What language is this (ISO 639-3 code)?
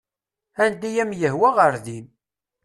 kab